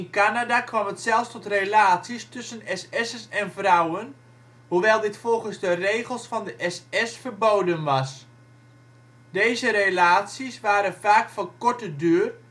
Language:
Dutch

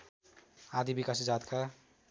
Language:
Nepali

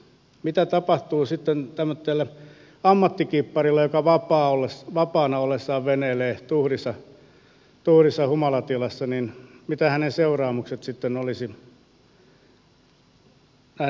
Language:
Finnish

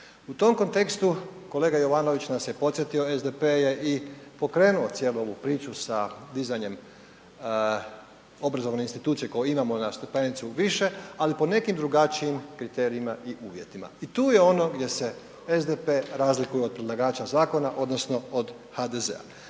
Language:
Croatian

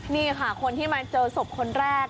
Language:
Thai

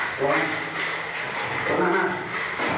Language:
Thai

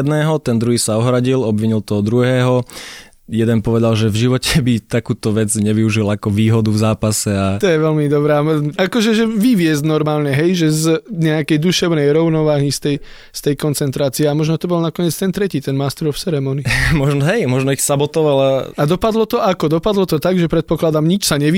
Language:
Slovak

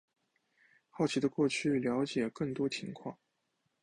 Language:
Chinese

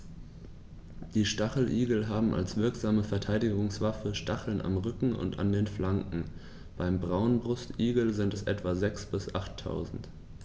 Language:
German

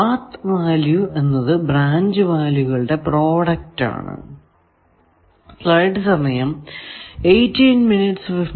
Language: Malayalam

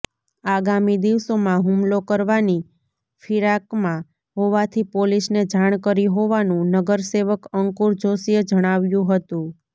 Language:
Gujarati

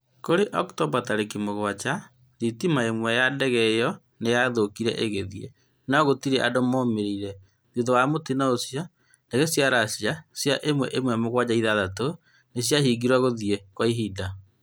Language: Kikuyu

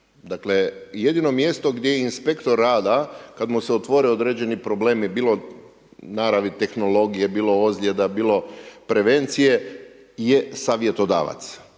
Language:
Croatian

